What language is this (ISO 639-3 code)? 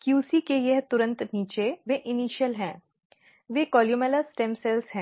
hin